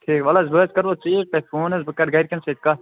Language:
Kashmiri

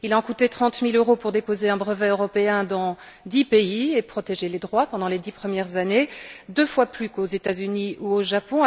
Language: French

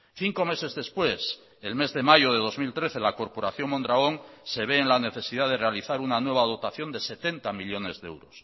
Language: Spanish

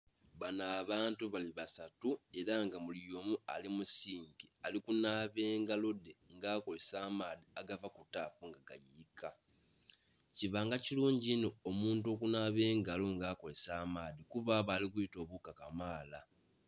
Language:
Soga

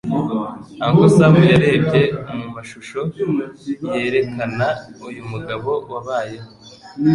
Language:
Kinyarwanda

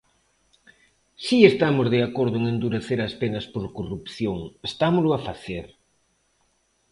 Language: Galician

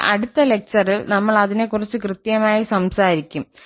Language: Malayalam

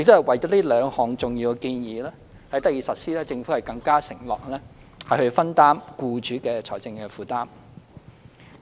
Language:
Cantonese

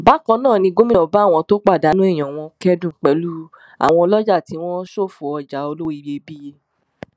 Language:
Yoruba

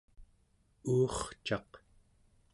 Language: Central Yupik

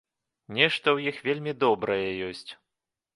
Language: Belarusian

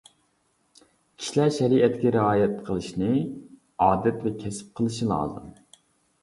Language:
Uyghur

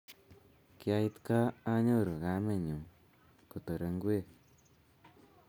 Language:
Kalenjin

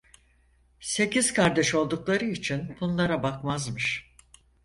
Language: Turkish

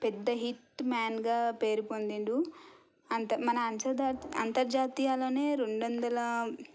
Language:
Telugu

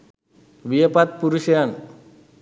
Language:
Sinhala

